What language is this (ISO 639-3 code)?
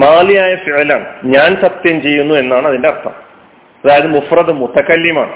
mal